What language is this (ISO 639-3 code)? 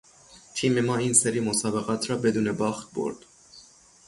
fas